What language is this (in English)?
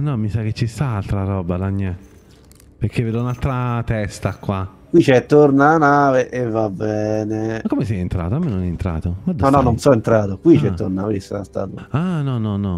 Italian